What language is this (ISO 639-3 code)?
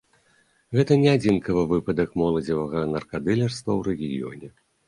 bel